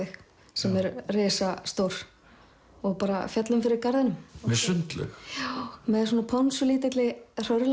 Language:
Icelandic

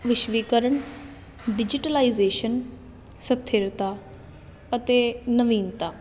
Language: Punjabi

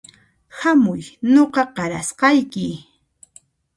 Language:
Puno Quechua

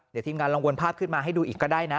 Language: Thai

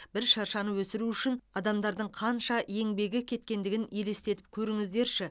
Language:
Kazakh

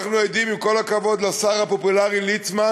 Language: Hebrew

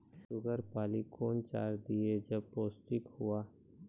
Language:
Maithili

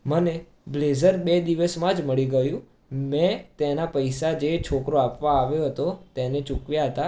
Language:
Gujarati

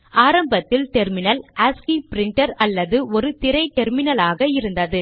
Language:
Tamil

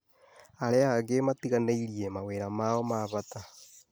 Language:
Kikuyu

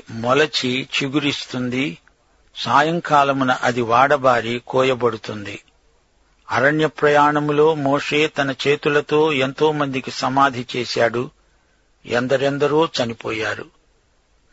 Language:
Telugu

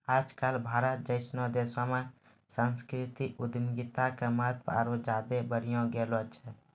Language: Maithili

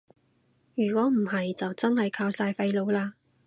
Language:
Cantonese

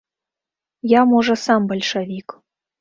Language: Belarusian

